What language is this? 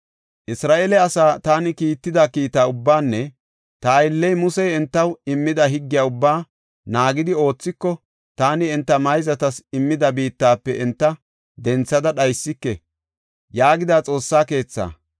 Gofa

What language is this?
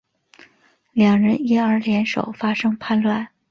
Chinese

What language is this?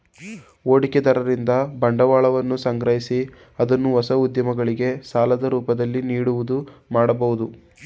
Kannada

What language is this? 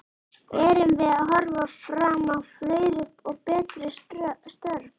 Icelandic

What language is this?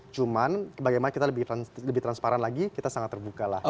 Indonesian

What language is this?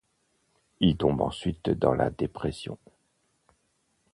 French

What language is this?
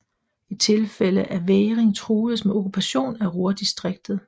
Danish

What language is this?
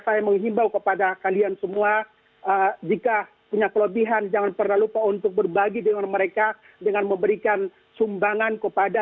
Indonesian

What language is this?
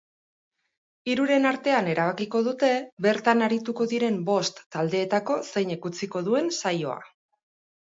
Basque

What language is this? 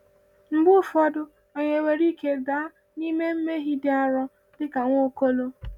Igbo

